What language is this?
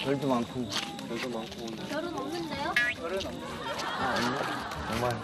Korean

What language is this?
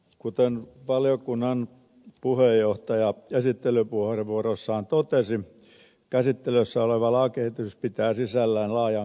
Finnish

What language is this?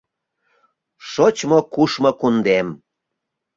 Mari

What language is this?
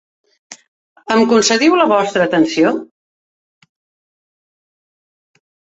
Catalan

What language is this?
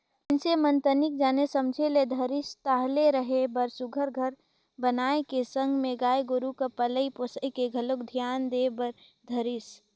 Chhattisgarhi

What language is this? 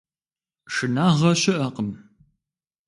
Kabardian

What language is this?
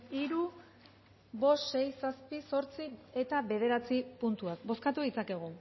Basque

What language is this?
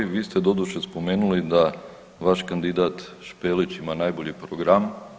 Croatian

